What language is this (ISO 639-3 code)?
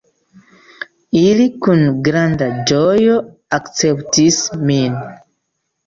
epo